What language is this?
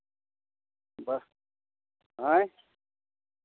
Maithili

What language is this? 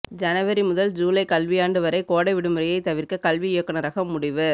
Tamil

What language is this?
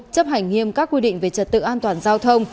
Vietnamese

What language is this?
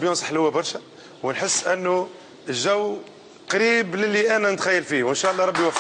Arabic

